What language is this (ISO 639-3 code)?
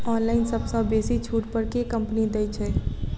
mai